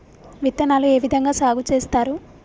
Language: Telugu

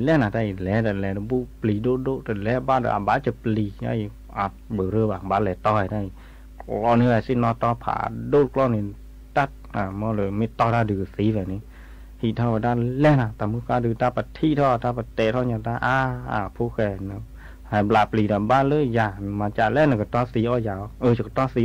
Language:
Thai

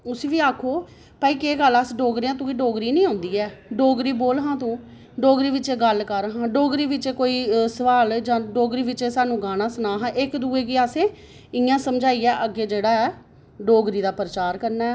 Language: Dogri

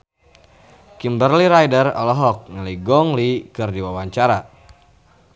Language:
Sundanese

